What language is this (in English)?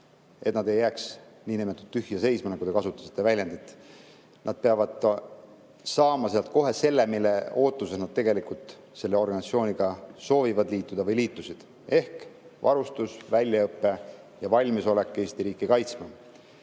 Estonian